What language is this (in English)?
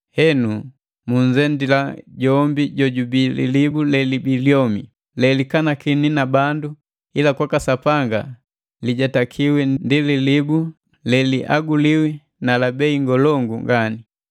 Matengo